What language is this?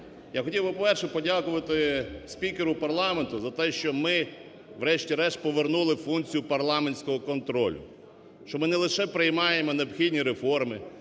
Ukrainian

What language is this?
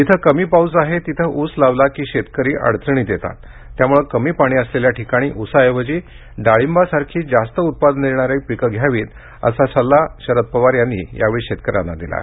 Marathi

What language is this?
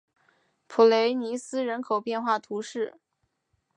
Chinese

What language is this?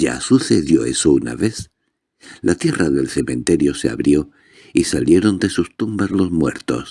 Spanish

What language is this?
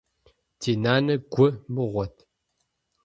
Kabardian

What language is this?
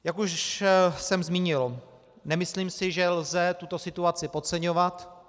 Czech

